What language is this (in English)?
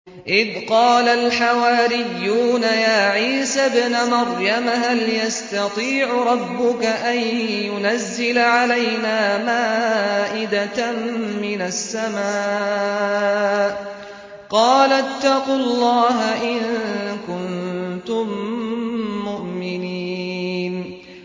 Arabic